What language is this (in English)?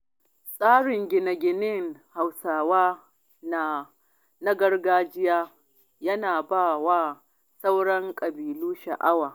Hausa